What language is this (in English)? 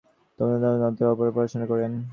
Bangla